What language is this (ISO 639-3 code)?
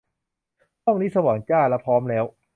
tha